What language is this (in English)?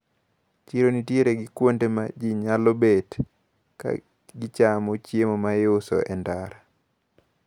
Luo (Kenya and Tanzania)